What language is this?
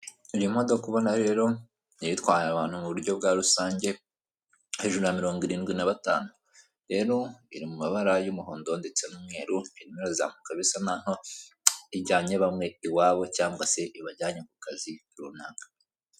Kinyarwanda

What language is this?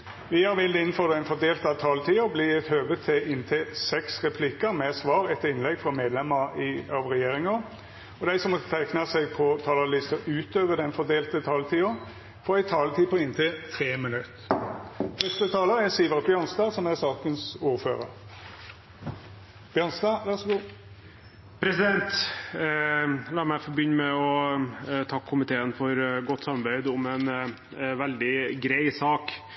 Norwegian Nynorsk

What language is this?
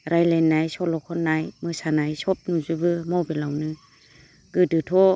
Bodo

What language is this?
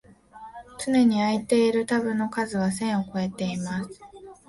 Japanese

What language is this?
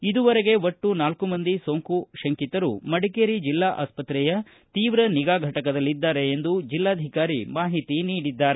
Kannada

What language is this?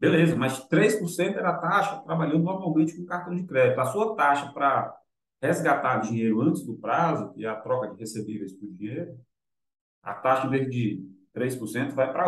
Portuguese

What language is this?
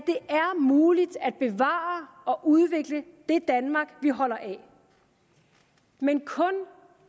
Danish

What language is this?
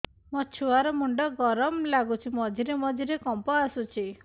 Odia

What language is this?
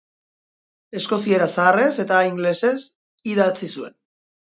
Basque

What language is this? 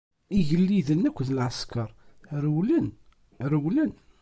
Kabyle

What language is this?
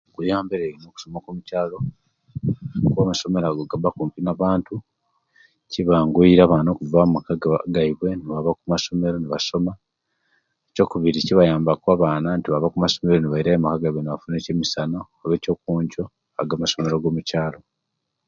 Kenyi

